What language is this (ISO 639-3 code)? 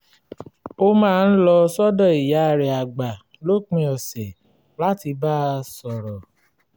yor